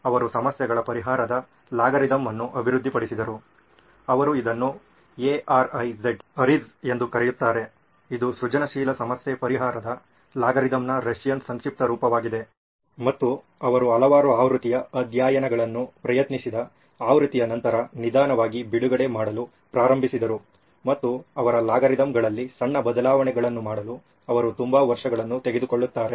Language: Kannada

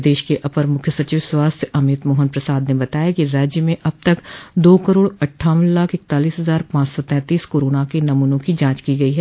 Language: Hindi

